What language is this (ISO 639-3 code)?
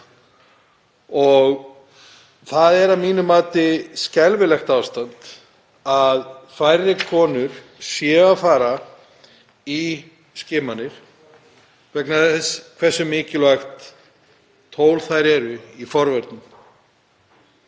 isl